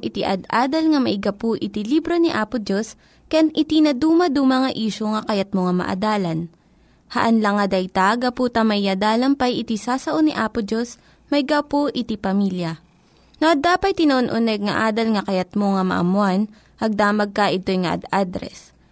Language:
Filipino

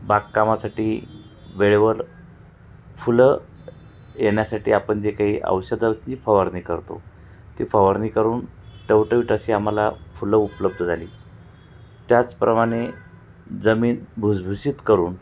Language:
Marathi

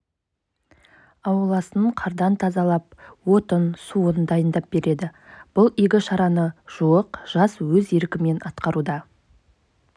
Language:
Kazakh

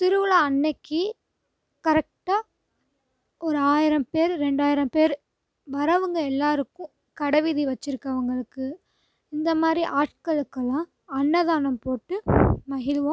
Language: Tamil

